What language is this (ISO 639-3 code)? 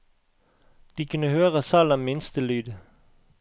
nor